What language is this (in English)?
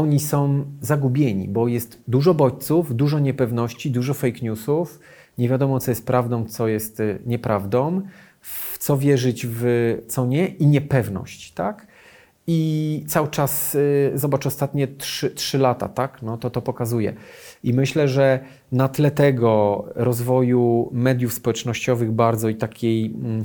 Polish